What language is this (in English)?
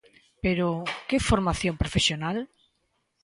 Galician